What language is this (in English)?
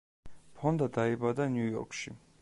Georgian